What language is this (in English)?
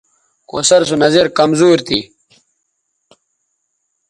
Bateri